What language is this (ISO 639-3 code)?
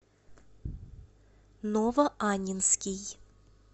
rus